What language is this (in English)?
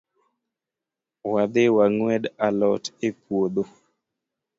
Luo (Kenya and Tanzania)